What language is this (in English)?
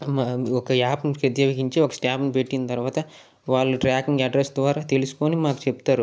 Telugu